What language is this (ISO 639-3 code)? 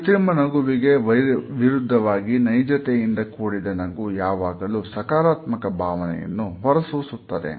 kan